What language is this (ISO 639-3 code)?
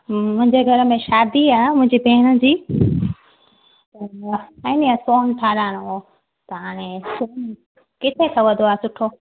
snd